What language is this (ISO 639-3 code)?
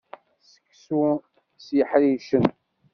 kab